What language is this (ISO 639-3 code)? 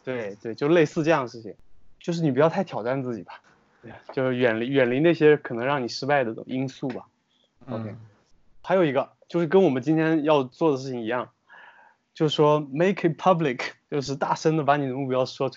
zho